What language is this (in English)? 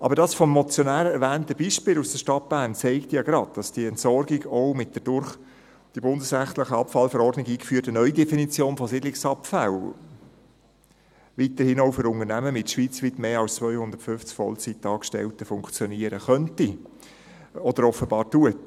Swiss German